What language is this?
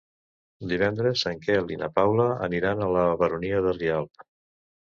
Catalan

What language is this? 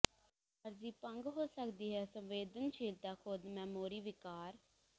Punjabi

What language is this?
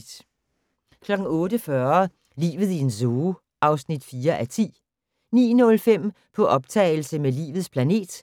Danish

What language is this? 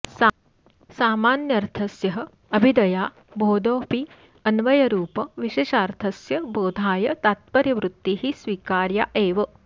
Sanskrit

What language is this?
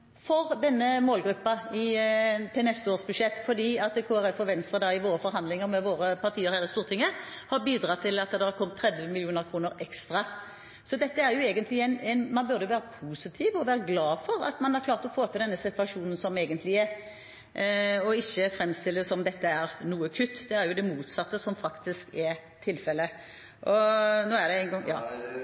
Norwegian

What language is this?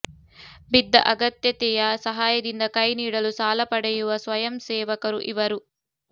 Kannada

